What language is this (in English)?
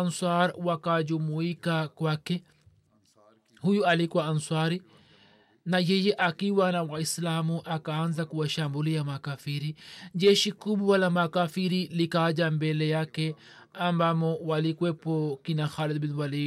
Swahili